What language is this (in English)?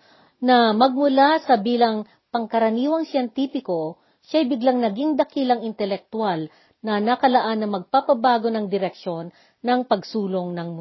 Filipino